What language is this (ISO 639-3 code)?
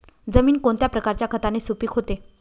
mar